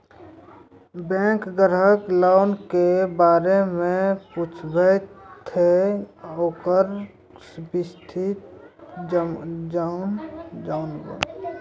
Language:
Maithili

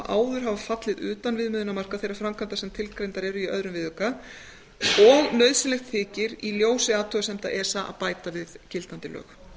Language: Icelandic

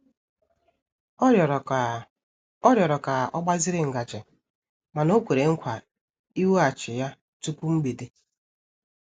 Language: Igbo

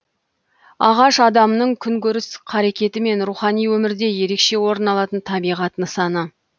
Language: Kazakh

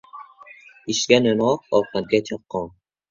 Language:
Uzbek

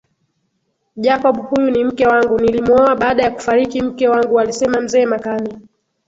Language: Swahili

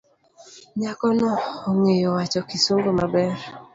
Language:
Luo (Kenya and Tanzania)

